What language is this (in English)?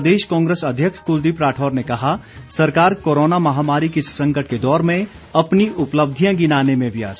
Hindi